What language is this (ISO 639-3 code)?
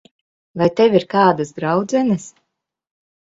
lav